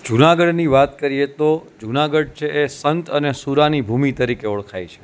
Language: Gujarati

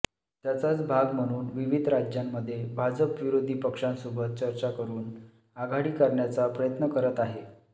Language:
Marathi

